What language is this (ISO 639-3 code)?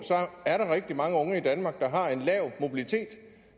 dan